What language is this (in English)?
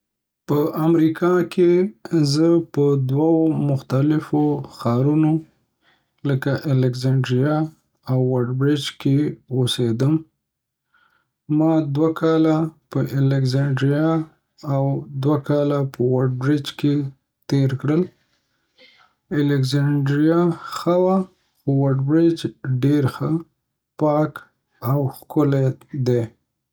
Pashto